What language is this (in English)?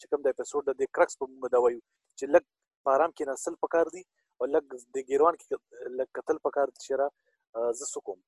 Urdu